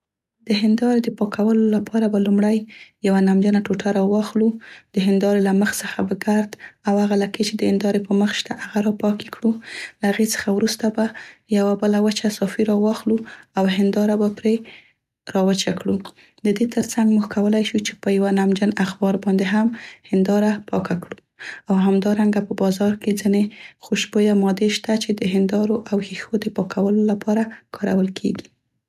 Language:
Central Pashto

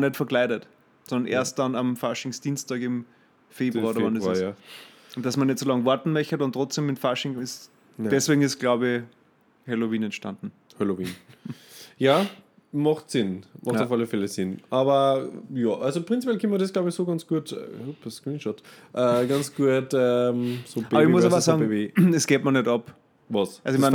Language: German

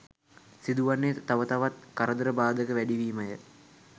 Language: Sinhala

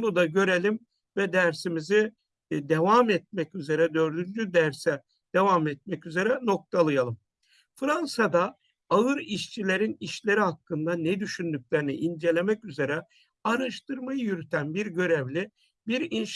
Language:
Turkish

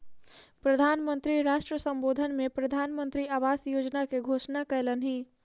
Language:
Maithili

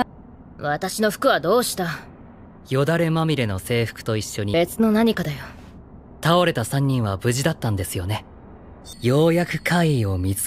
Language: Japanese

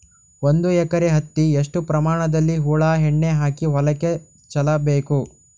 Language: Kannada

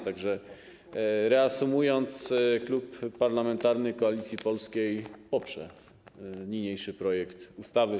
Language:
Polish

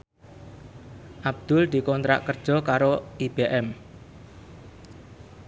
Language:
Javanese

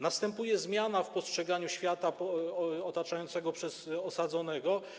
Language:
Polish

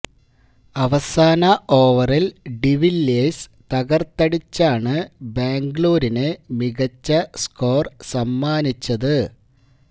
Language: Malayalam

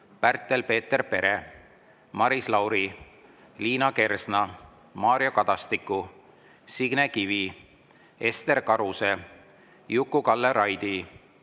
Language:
Estonian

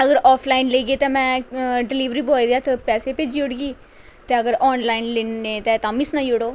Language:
Dogri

